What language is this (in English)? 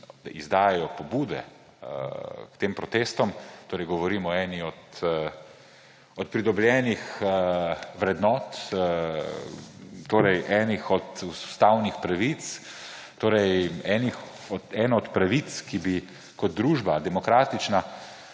Slovenian